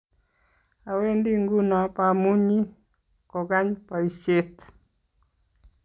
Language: Kalenjin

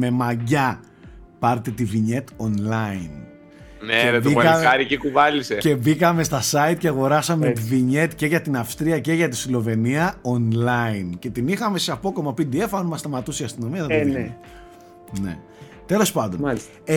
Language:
Greek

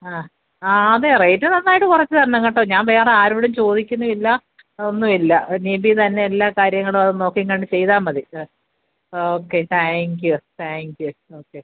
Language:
Malayalam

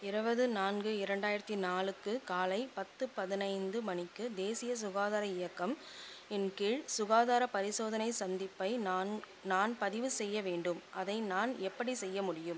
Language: Tamil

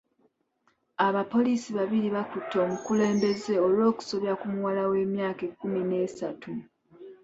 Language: Ganda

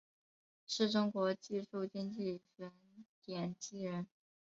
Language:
Chinese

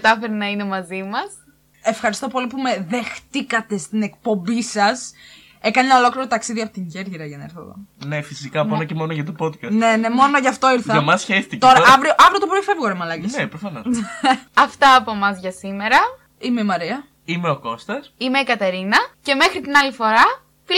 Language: Greek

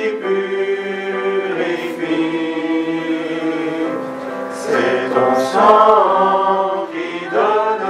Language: Romanian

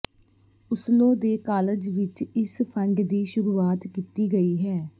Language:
Punjabi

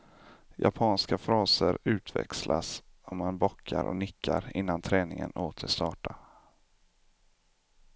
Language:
Swedish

